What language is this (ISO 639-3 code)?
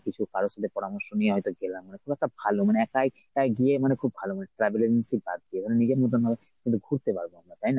ben